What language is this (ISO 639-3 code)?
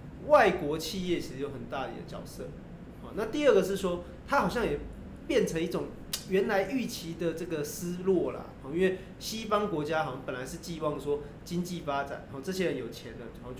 zho